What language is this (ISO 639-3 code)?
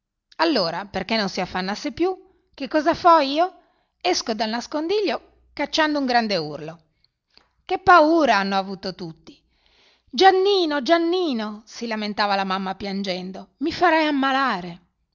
ita